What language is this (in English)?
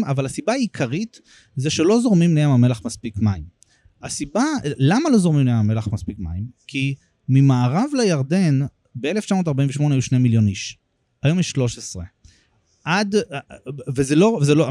Hebrew